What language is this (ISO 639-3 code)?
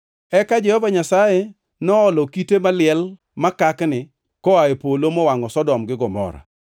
luo